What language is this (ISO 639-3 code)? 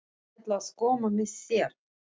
isl